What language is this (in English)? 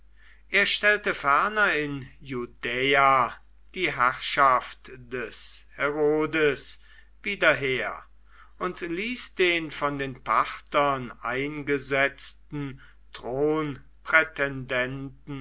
German